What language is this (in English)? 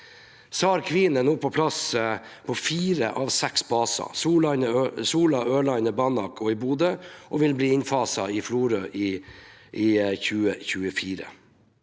Norwegian